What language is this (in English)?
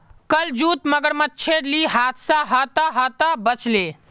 Magahi